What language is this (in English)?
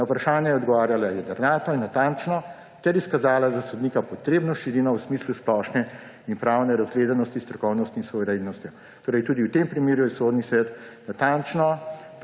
Slovenian